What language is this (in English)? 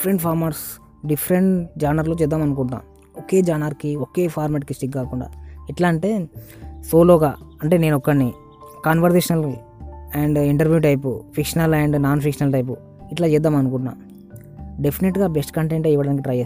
Telugu